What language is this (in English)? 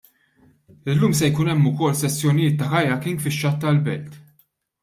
Maltese